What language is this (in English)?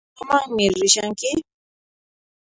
Puno Quechua